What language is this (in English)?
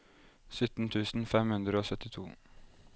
Norwegian